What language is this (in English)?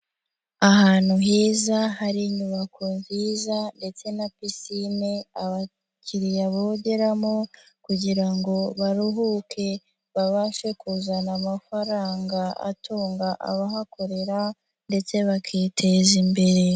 Kinyarwanda